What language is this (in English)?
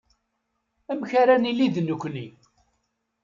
Kabyle